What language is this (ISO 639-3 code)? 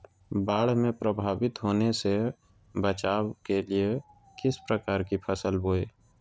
mag